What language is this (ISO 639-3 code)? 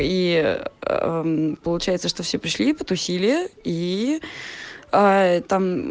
rus